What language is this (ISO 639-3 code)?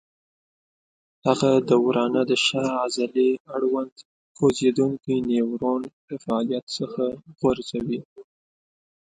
pus